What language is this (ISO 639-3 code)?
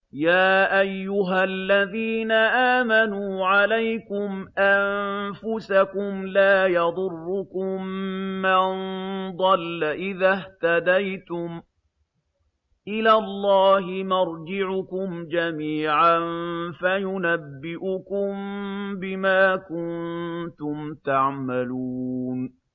ara